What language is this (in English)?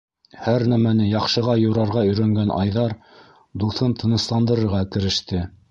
Bashkir